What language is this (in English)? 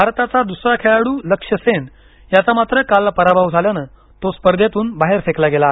Marathi